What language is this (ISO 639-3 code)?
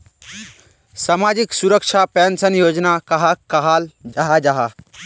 mag